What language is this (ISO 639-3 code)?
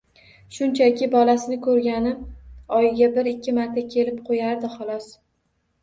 uzb